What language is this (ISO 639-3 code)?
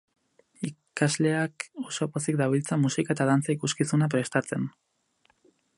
eus